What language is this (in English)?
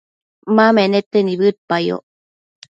Matsés